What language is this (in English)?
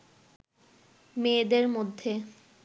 Bangla